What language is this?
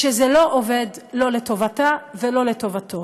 Hebrew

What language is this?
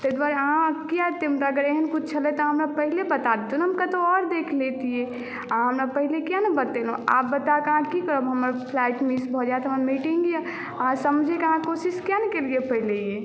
Maithili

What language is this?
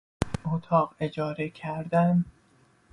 Persian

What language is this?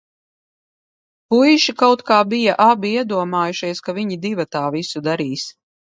Latvian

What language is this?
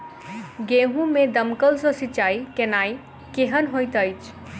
Maithili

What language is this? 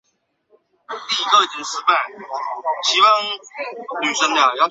Chinese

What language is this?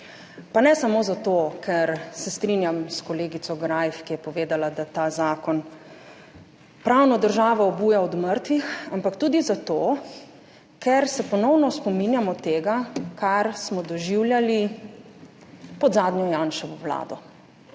Slovenian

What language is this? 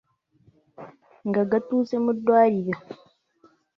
Ganda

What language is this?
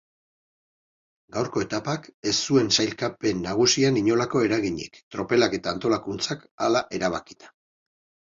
Basque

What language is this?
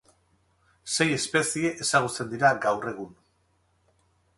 Basque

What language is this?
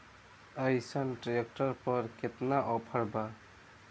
Bhojpuri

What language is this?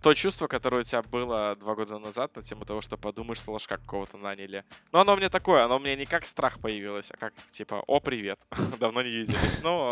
Russian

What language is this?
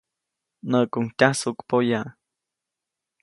Copainalá Zoque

